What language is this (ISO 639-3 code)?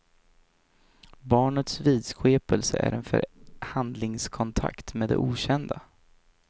swe